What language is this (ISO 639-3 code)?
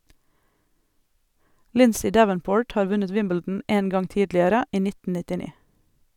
nor